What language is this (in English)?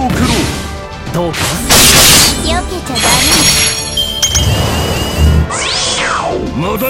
Japanese